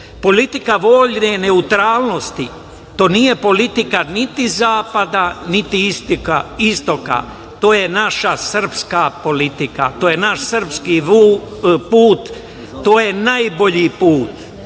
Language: Serbian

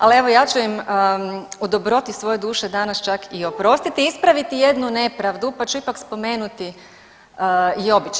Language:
Croatian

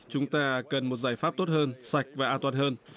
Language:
Vietnamese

